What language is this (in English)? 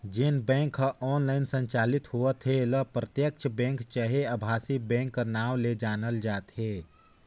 Chhattisgarhi